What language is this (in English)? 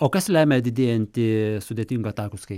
Lithuanian